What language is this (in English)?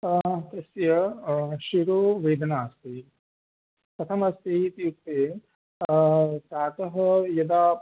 Sanskrit